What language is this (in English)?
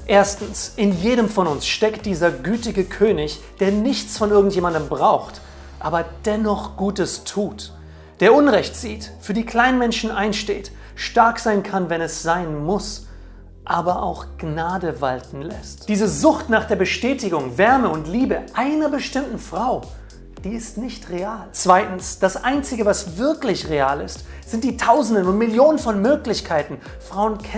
German